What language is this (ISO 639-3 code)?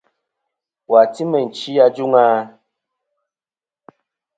bkm